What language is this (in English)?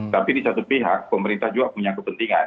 Indonesian